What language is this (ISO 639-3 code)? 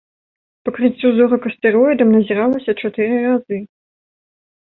bel